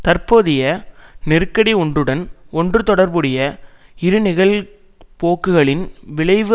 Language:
Tamil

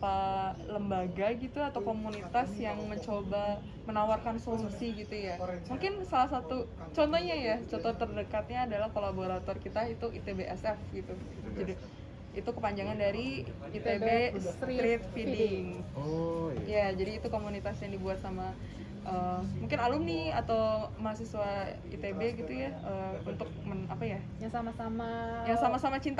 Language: Indonesian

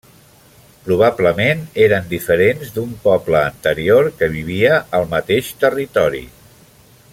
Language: Catalan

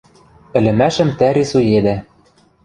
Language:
Western Mari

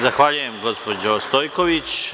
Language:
Serbian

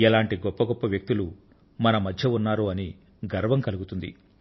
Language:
Telugu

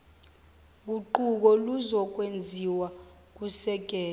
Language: Zulu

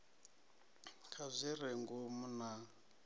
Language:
Venda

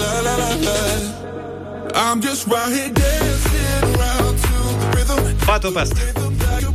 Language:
Romanian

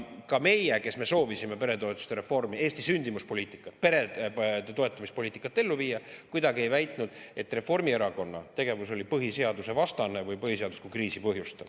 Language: Estonian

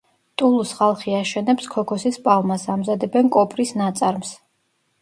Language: Georgian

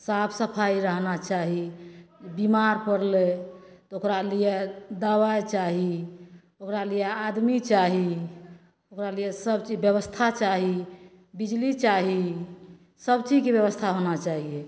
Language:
Maithili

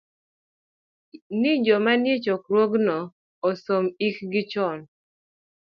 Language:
Luo (Kenya and Tanzania)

